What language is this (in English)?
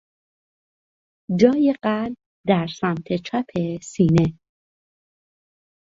Persian